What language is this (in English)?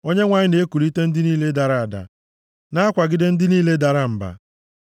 Igbo